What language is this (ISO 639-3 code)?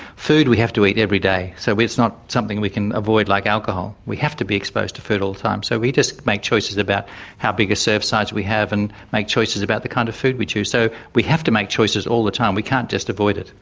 eng